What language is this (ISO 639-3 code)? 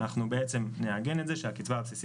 heb